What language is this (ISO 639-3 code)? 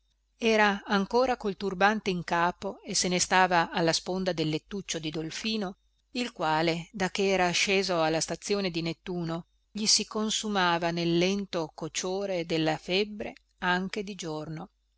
ita